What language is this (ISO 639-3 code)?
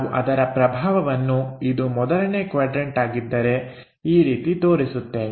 kan